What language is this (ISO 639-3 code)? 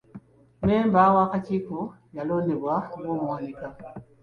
lug